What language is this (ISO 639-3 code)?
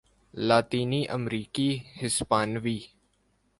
urd